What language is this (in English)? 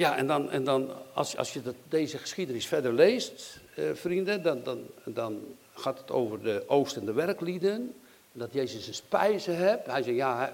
Dutch